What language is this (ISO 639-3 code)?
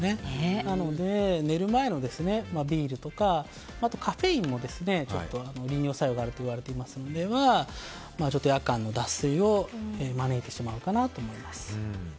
jpn